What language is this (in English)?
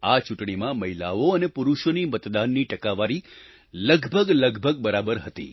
Gujarati